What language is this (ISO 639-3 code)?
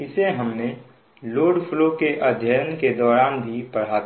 hin